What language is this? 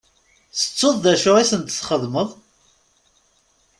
Kabyle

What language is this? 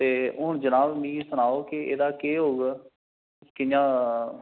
Dogri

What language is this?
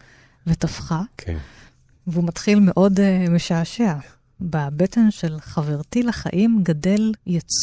Hebrew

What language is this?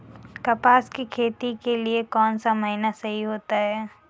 Hindi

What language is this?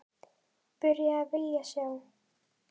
Icelandic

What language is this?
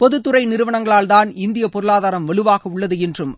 Tamil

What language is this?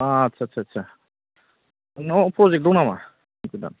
Bodo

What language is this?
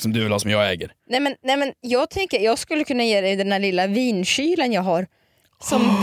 Swedish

